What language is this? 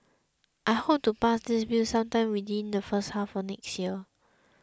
English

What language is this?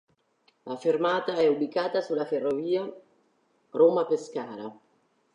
Italian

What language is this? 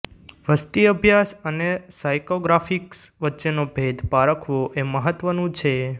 Gujarati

